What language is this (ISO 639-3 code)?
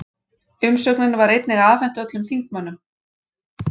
isl